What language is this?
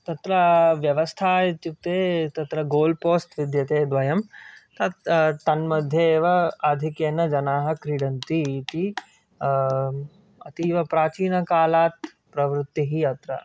Sanskrit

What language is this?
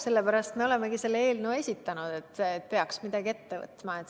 Estonian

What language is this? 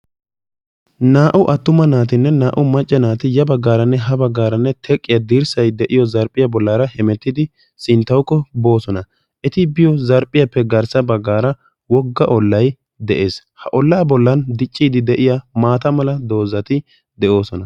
Wolaytta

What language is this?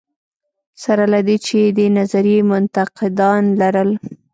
Pashto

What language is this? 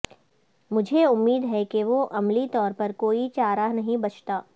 Urdu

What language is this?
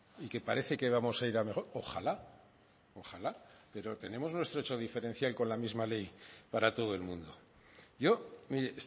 Spanish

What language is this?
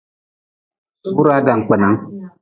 Nawdm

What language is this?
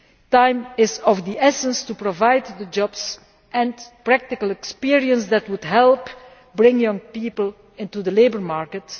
English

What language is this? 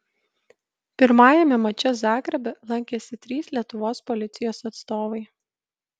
Lithuanian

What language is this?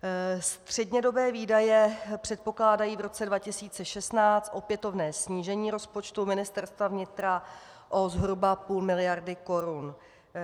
Czech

